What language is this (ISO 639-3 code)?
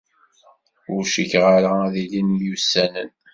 kab